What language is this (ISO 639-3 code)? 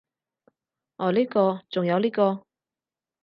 yue